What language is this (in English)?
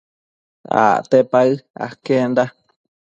Matsés